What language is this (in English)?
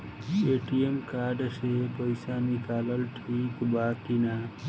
Bhojpuri